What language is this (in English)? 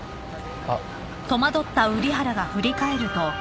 Japanese